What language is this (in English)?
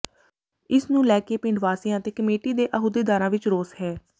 Punjabi